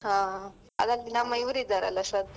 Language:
Kannada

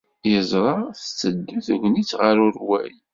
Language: Kabyle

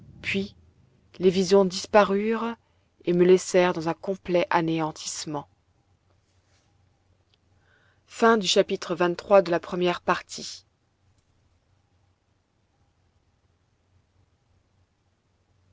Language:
French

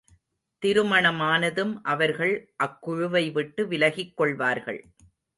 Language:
Tamil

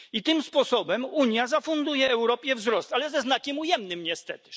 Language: Polish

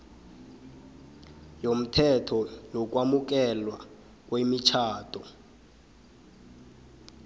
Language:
South Ndebele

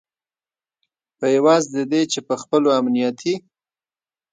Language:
Pashto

